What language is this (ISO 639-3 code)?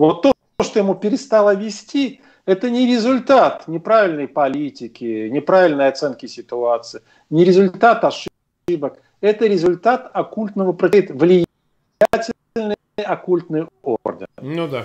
rus